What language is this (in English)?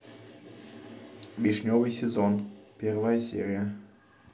Russian